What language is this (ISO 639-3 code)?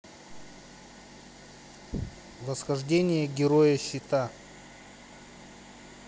rus